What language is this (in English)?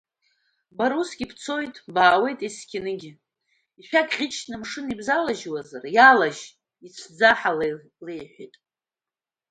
Abkhazian